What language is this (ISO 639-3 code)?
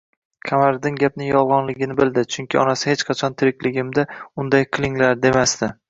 uzb